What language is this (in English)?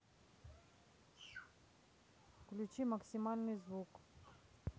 Russian